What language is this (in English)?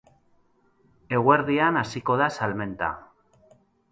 Basque